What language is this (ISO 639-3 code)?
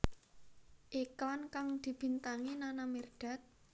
jav